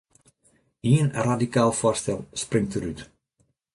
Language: Western Frisian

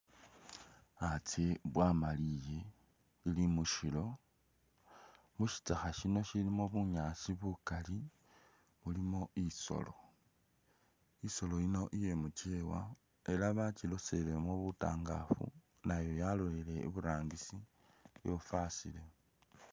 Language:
Masaaba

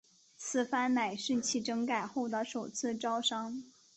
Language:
Chinese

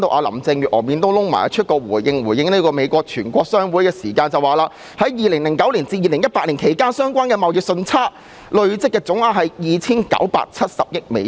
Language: Cantonese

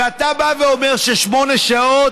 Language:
Hebrew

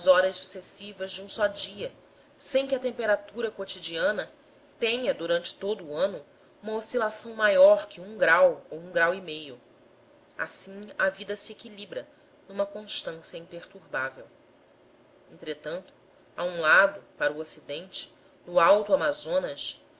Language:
Portuguese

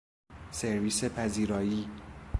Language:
Persian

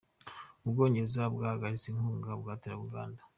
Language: Kinyarwanda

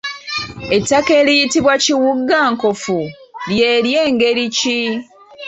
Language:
Ganda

